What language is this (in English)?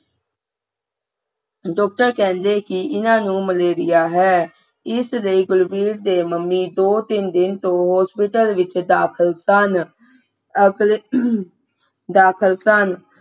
Punjabi